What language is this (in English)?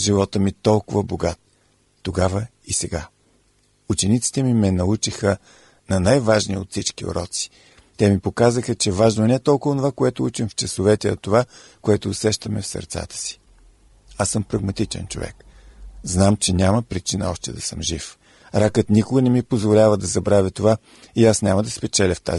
Bulgarian